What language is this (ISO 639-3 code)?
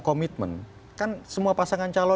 ind